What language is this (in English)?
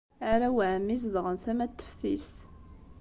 Kabyle